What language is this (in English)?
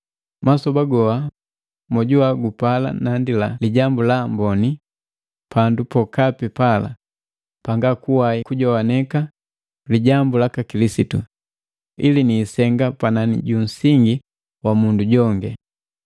Matengo